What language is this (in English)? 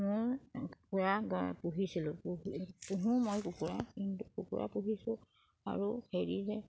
Assamese